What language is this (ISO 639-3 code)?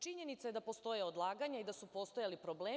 srp